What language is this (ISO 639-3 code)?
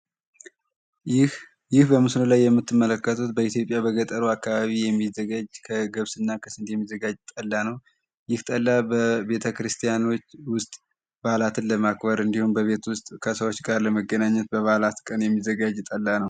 amh